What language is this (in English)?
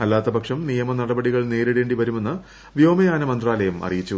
Malayalam